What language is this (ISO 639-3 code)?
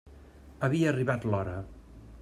cat